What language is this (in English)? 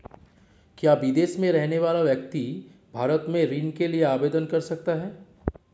Hindi